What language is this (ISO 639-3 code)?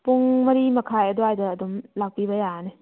mni